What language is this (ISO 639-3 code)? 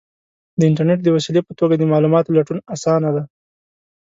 pus